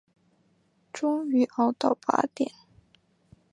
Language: Chinese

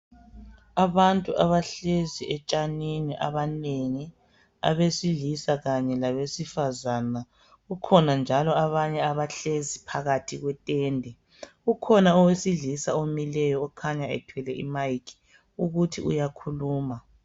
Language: North Ndebele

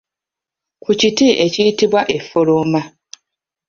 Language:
Ganda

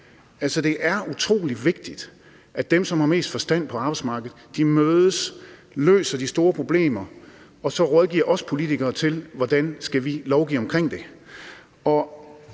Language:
Danish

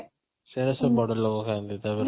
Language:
Odia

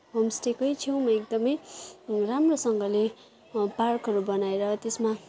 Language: Nepali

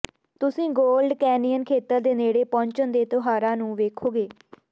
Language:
Punjabi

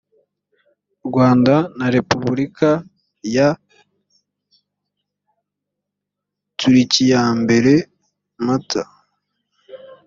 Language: Kinyarwanda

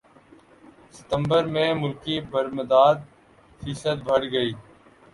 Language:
Urdu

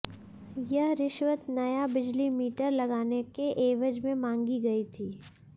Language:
Hindi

